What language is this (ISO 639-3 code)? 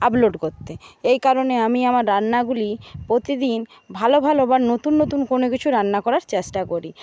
ben